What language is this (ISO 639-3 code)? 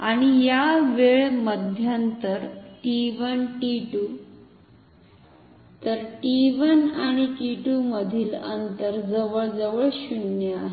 mar